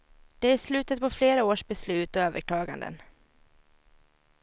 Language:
Swedish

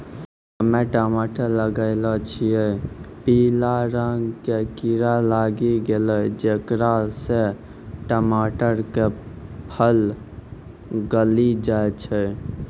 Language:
Maithili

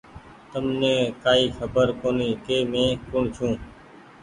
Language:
Goaria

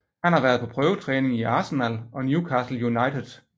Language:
Danish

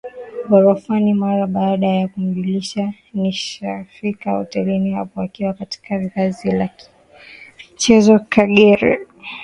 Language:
Swahili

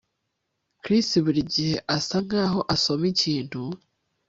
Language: Kinyarwanda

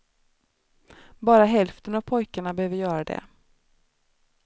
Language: Swedish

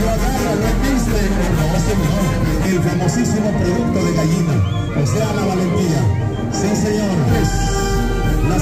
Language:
Spanish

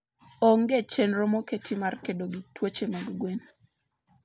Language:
Luo (Kenya and Tanzania)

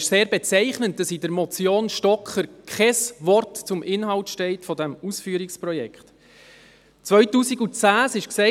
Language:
Swiss German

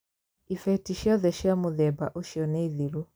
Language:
Kikuyu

